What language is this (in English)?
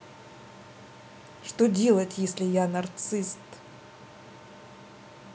Russian